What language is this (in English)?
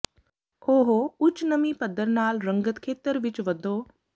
Punjabi